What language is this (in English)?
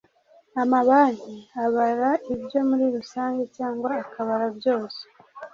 Kinyarwanda